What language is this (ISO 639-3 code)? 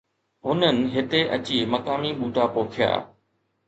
snd